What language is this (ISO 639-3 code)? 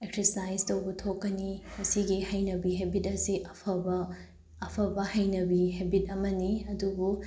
mni